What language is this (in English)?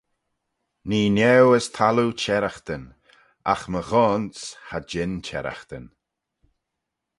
Manx